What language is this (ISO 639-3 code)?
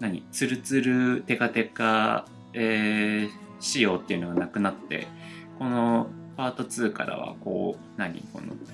jpn